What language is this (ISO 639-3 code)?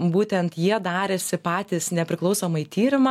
lit